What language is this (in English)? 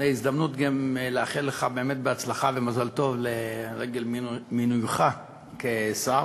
Hebrew